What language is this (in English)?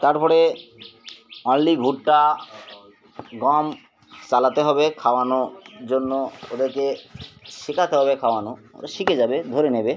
Bangla